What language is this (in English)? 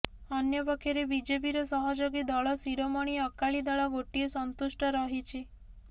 Odia